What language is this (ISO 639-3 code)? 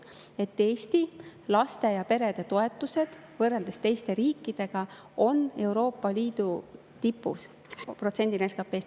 est